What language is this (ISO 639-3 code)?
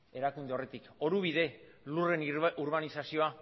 eus